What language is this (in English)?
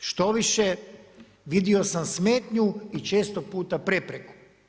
Croatian